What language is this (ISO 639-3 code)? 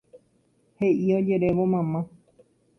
grn